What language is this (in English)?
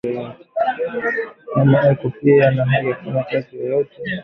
Swahili